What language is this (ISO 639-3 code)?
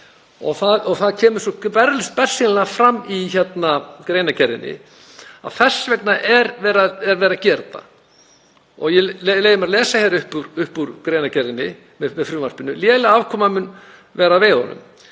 isl